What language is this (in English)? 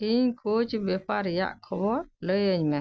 Santali